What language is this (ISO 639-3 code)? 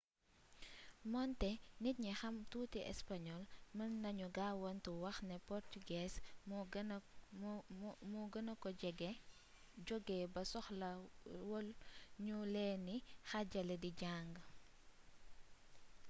wol